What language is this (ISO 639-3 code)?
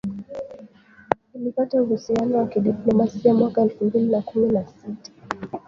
swa